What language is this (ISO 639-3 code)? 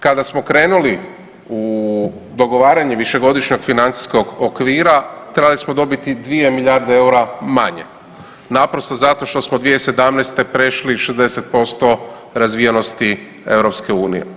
hrv